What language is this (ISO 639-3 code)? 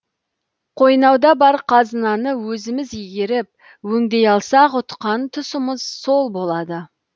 kaz